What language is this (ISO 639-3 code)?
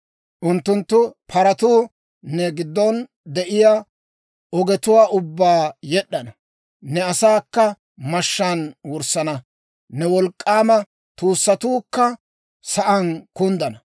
dwr